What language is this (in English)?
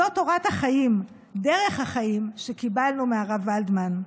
Hebrew